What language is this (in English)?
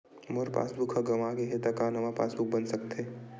Chhattisgarhi